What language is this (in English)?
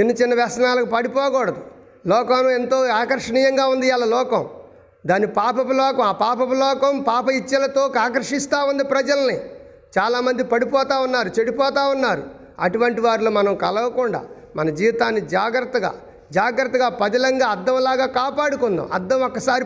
Telugu